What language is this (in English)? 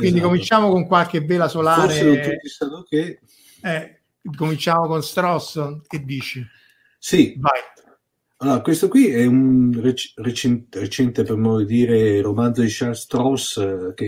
Italian